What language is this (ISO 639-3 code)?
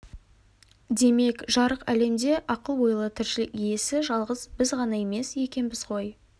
kaz